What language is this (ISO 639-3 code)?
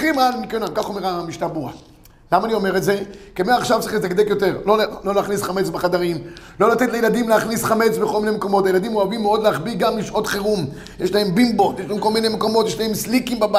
heb